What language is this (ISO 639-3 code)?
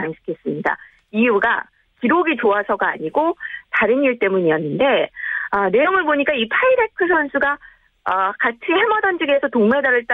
kor